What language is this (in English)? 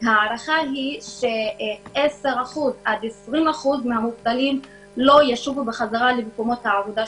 Hebrew